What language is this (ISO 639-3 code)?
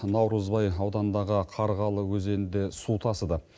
kaz